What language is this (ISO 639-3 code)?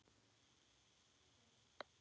isl